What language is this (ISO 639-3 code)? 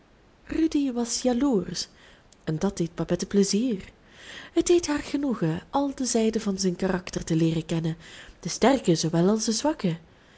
nld